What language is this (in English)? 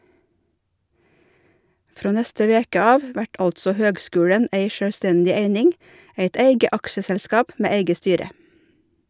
Norwegian